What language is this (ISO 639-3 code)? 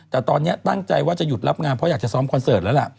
tha